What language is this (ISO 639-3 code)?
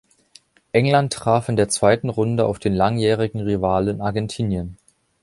deu